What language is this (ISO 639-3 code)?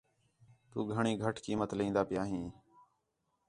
xhe